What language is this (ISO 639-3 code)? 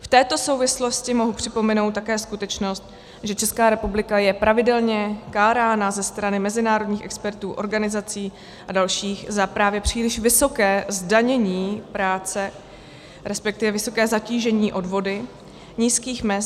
ces